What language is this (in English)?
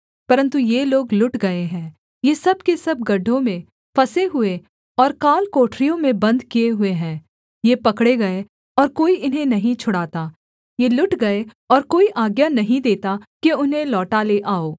Hindi